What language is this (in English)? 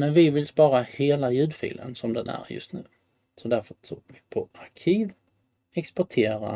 Swedish